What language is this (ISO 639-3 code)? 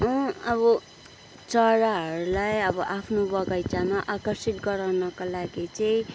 nep